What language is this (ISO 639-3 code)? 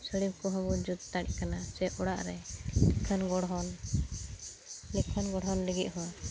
sat